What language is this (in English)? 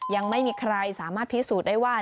Thai